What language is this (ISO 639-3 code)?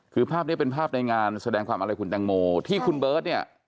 tha